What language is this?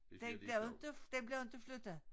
Danish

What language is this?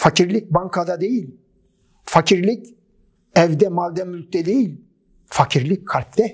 Turkish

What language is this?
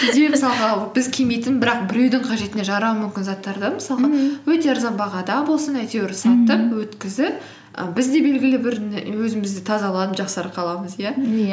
Kazakh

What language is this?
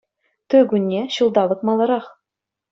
Chuvash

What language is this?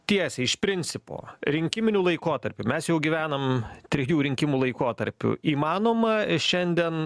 Lithuanian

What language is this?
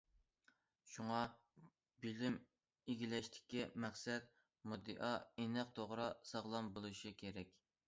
Uyghur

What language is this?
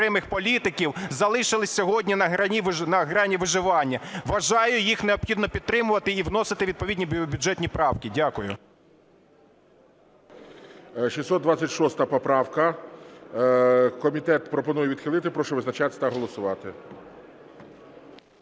Ukrainian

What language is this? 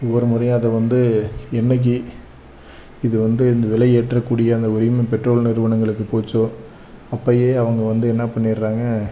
Tamil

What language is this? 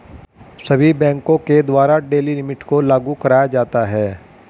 Hindi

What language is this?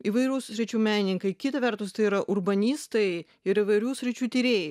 Lithuanian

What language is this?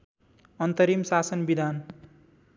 Nepali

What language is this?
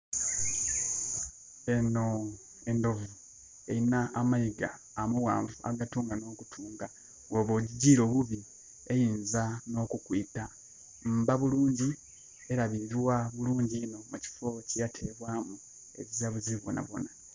Soga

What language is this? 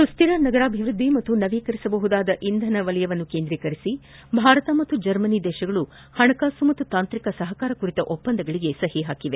Kannada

